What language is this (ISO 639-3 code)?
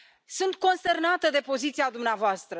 ron